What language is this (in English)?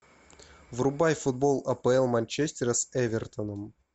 Russian